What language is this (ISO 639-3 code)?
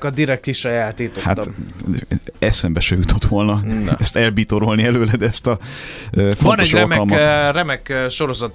hun